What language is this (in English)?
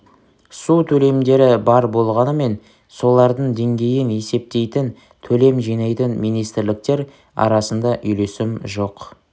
Kazakh